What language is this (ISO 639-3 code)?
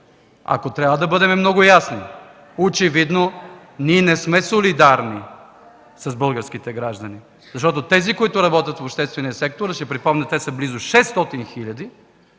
bul